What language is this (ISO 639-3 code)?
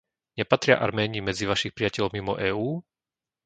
slk